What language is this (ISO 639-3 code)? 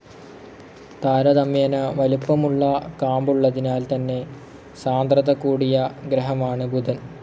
mal